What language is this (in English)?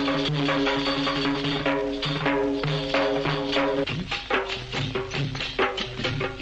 Telugu